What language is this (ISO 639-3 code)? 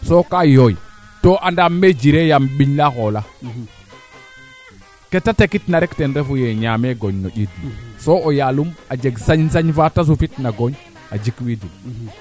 srr